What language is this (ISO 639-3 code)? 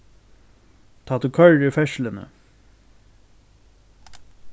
fao